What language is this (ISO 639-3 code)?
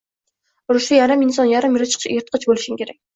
uzb